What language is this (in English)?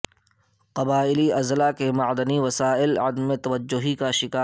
Urdu